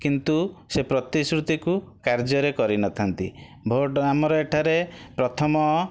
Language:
Odia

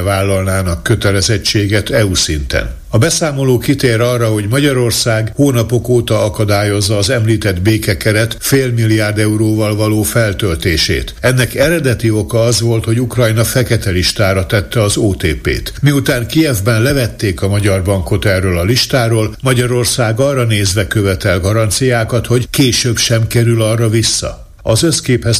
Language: Hungarian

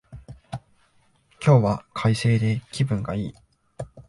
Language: Japanese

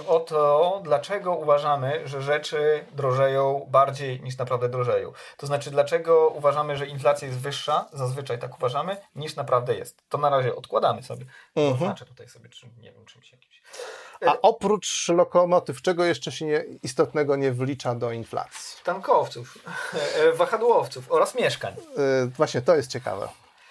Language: Polish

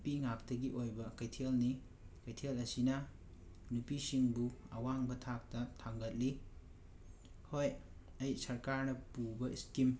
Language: Manipuri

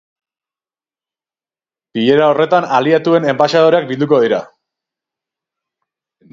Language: Basque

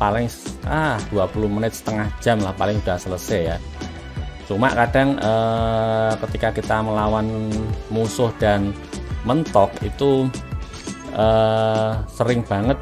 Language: Indonesian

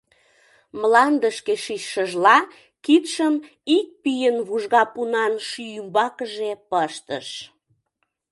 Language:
Mari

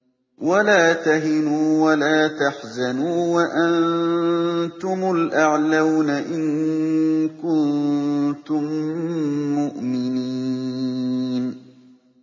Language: Arabic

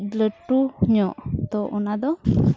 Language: Santali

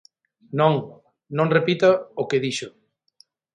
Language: Galician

